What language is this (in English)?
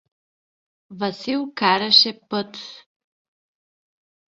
Bulgarian